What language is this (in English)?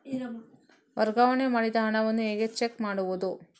Kannada